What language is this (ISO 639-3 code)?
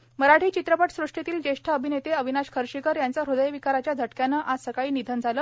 mar